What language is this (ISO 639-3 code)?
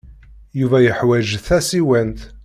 kab